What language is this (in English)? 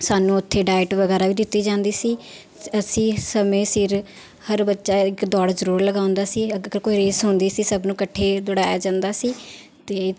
Punjabi